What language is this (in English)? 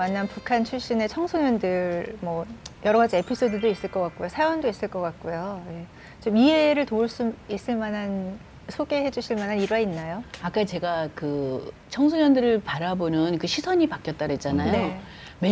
Korean